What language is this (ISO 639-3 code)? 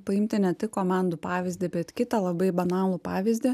lit